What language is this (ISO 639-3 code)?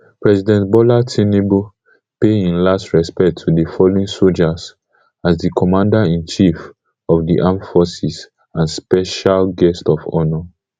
pcm